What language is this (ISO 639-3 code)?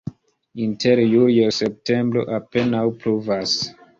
epo